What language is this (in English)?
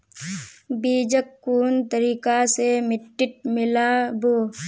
Magahi